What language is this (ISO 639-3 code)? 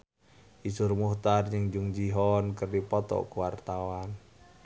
sun